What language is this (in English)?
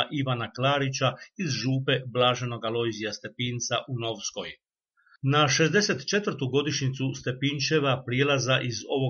Croatian